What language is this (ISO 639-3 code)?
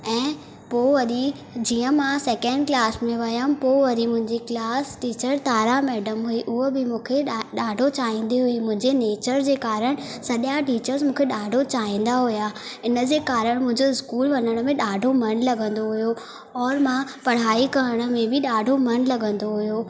snd